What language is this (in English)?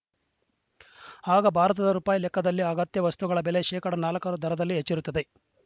Kannada